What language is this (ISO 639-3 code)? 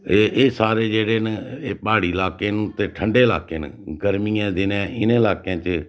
doi